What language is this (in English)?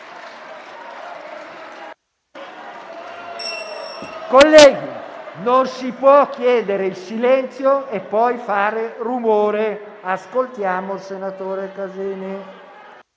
Italian